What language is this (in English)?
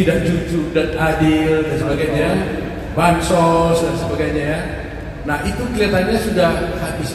Indonesian